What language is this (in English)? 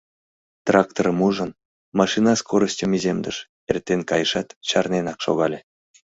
Mari